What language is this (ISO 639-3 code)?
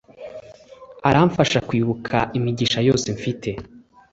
kin